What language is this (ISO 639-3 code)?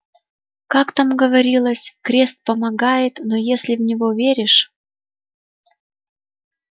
rus